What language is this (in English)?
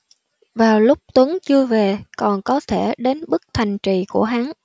Vietnamese